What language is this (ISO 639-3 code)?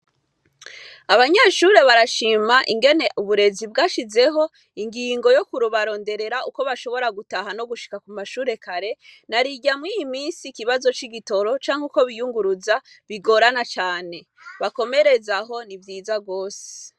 run